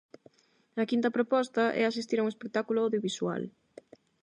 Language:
Galician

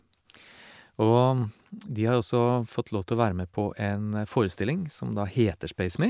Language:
Norwegian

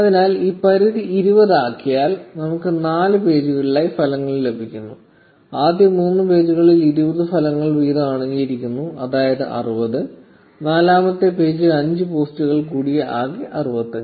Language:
Malayalam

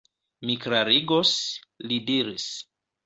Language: Esperanto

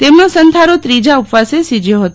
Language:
Gujarati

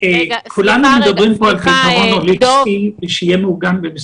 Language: Hebrew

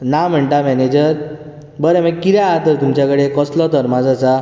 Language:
Konkani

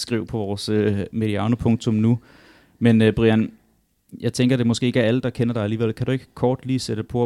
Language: Danish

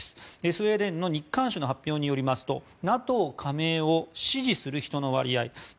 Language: Japanese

